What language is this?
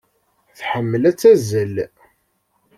Kabyle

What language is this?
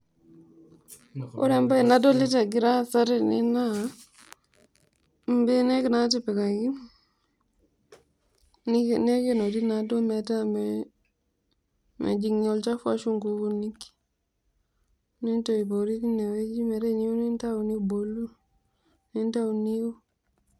Masai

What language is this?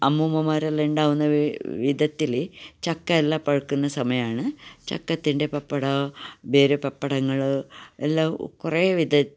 Malayalam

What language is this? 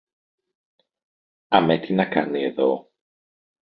Greek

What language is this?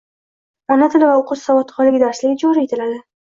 Uzbek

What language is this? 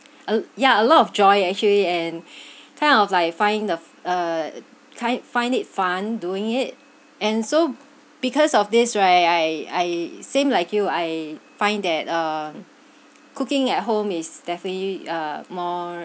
English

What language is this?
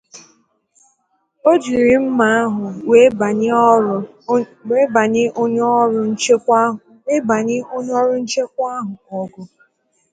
Igbo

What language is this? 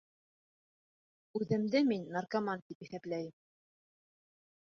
Bashkir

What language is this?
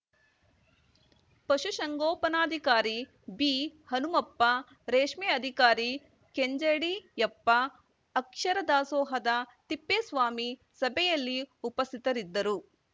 Kannada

